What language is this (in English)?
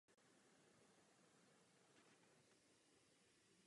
Czech